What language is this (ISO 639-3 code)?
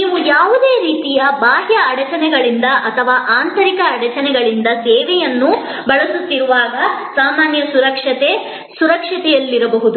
kan